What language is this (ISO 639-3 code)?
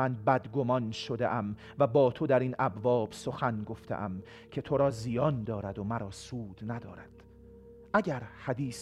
fas